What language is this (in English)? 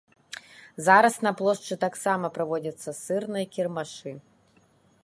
Belarusian